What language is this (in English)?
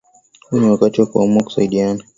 Swahili